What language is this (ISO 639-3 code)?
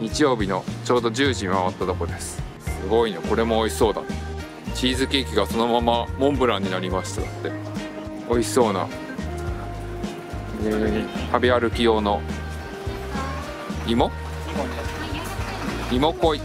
jpn